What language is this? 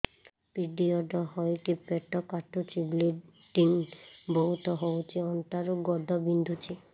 Odia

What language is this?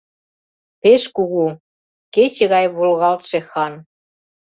Mari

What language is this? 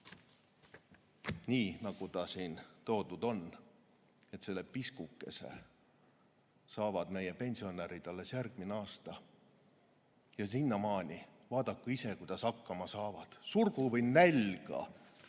Estonian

